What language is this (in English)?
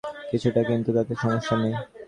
Bangla